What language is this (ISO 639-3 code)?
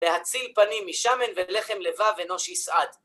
heb